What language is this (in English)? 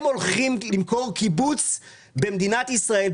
Hebrew